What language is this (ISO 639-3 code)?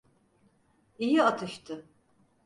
tur